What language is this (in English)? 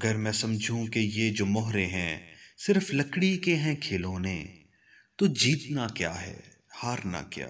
Urdu